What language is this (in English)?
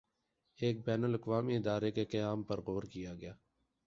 Urdu